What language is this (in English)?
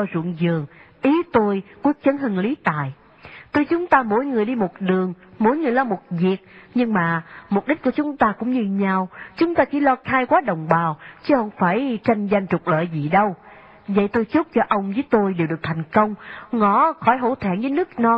Vietnamese